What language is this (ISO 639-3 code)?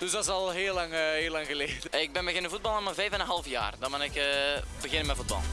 nld